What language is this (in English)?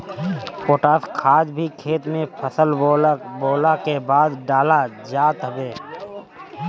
Bhojpuri